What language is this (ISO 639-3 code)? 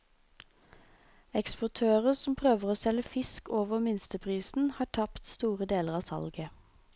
nor